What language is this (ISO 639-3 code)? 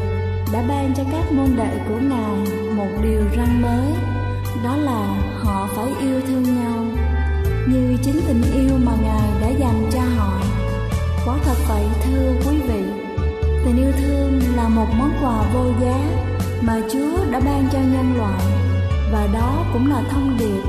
vie